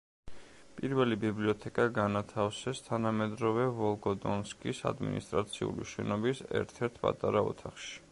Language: Georgian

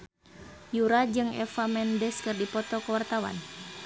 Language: Sundanese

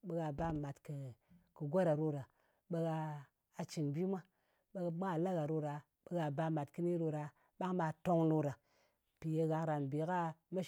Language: Ngas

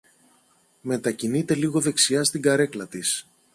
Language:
Greek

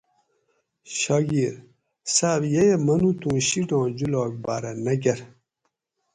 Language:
Gawri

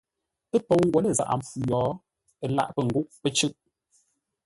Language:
Ngombale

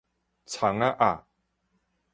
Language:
Min Nan Chinese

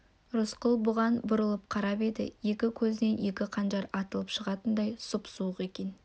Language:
Kazakh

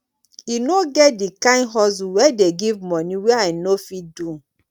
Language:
Nigerian Pidgin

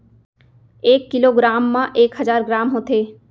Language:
Chhattisgarhi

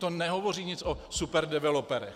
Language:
Czech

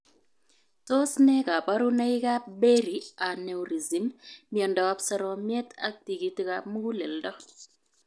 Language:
Kalenjin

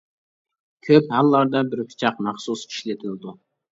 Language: Uyghur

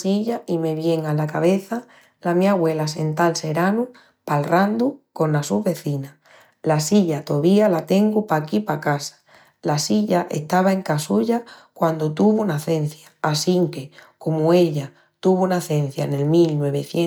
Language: Extremaduran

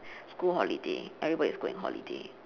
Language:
English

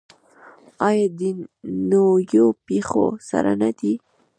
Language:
Pashto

